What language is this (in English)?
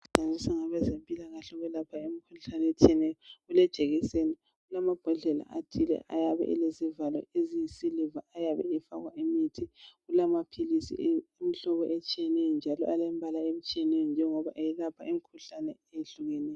North Ndebele